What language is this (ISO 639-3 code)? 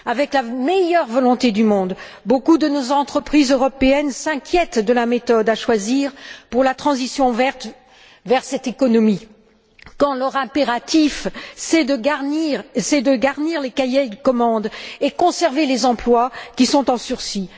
fra